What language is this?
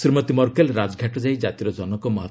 Odia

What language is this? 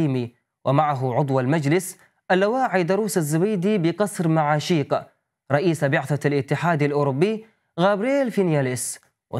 Arabic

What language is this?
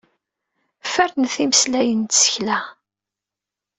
Kabyle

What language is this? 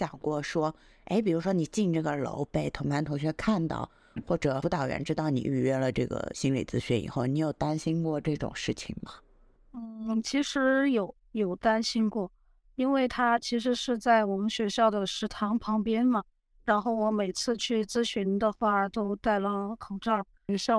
Chinese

